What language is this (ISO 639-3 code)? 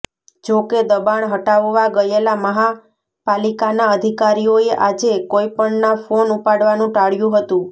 guj